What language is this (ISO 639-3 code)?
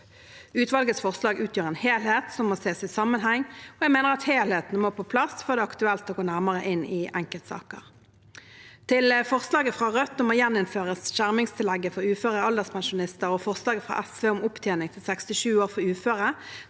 nor